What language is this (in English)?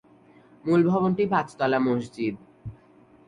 Bangla